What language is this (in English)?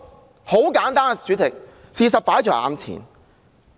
Cantonese